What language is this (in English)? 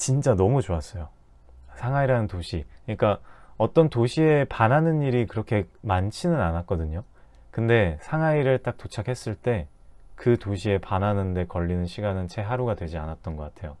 Korean